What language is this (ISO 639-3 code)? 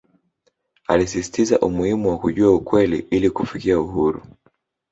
swa